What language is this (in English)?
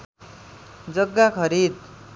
Nepali